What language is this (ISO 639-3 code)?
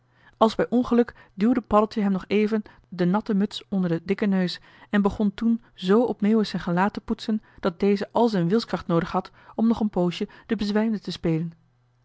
nld